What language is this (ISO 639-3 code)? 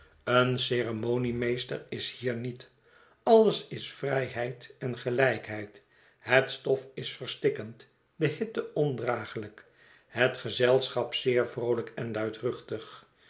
nld